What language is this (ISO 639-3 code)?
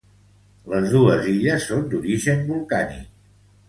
cat